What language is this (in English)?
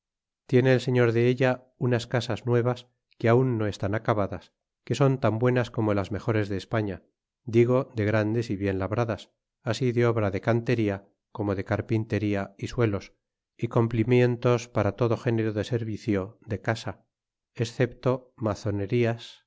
Spanish